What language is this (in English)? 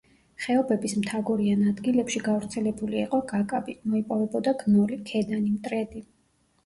Georgian